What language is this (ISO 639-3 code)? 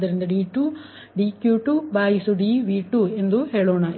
kan